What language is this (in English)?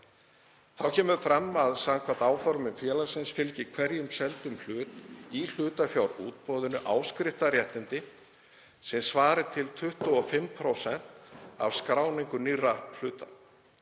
Icelandic